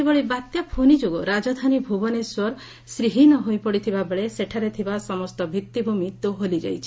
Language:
Odia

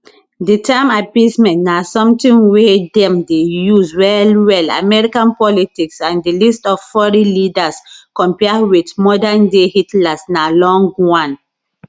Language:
Nigerian Pidgin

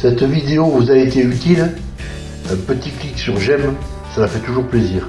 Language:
French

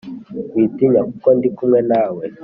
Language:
Kinyarwanda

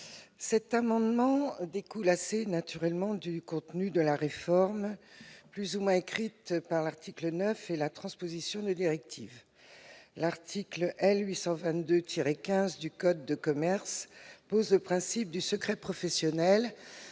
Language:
French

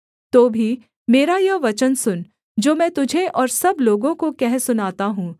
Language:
Hindi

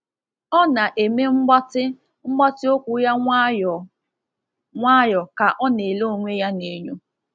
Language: Igbo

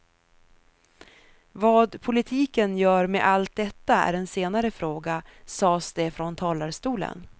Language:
Swedish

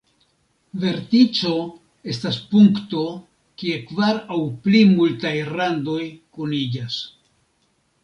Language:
Esperanto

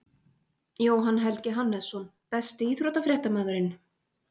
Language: Icelandic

